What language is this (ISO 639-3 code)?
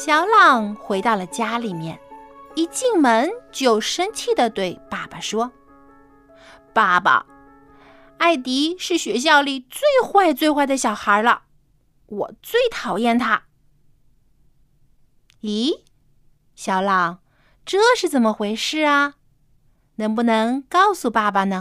zho